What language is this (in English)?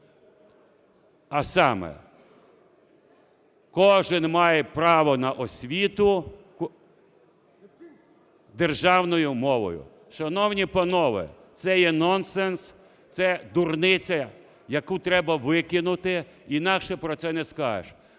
Ukrainian